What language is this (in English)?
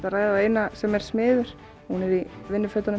Icelandic